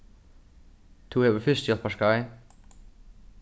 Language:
Faroese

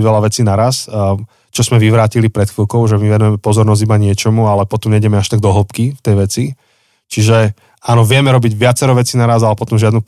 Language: Slovak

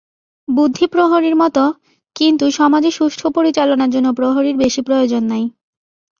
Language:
Bangla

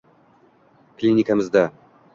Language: Uzbek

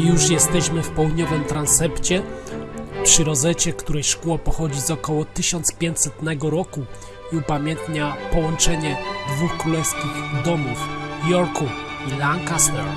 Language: Polish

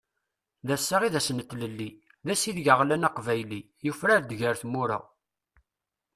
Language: Kabyle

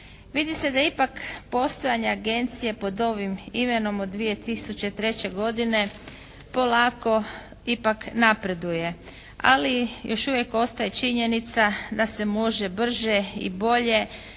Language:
Croatian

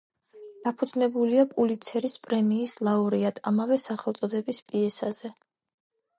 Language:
Georgian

